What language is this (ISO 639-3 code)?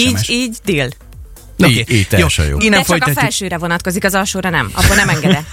hun